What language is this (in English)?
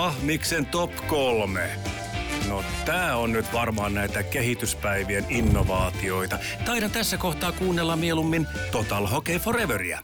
Finnish